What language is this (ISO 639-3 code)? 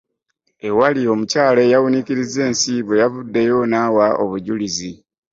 lug